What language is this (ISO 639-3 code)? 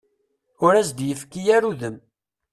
kab